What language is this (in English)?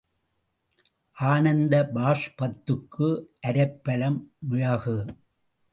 Tamil